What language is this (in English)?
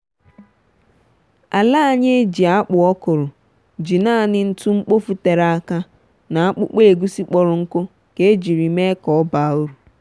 Igbo